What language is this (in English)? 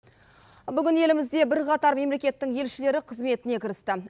Kazakh